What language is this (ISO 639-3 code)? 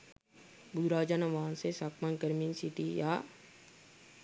sin